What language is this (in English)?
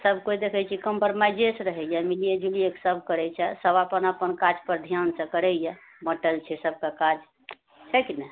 Maithili